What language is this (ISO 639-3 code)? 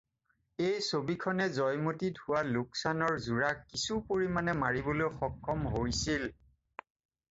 asm